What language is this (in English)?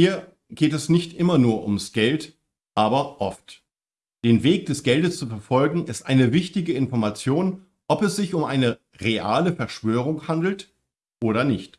German